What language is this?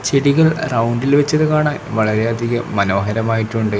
Malayalam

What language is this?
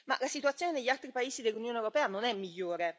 Italian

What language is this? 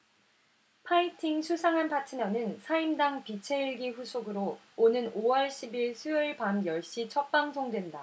Korean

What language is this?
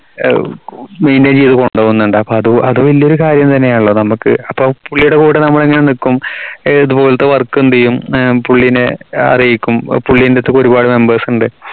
Malayalam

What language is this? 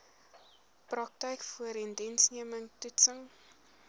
Afrikaans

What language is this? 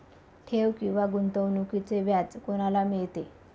Marathi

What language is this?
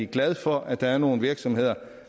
Danish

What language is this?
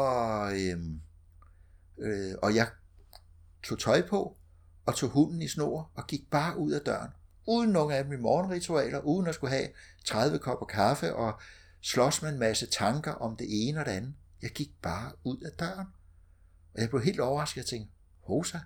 Danish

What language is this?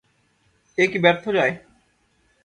Bangla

